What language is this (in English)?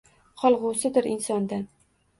Uzbek